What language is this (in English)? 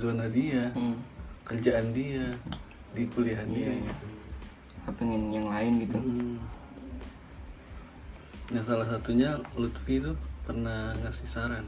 Indonesian